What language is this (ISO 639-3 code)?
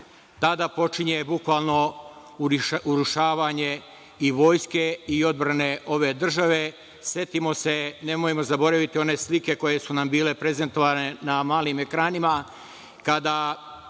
srp